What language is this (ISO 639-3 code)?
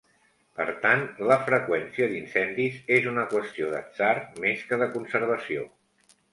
cat